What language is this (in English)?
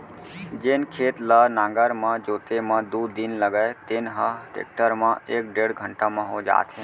Chhattisgarhi